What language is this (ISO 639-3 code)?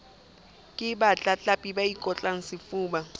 sot